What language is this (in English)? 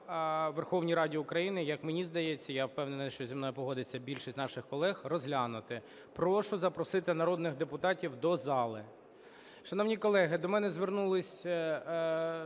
Ukrainian